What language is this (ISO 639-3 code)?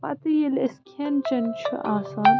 kas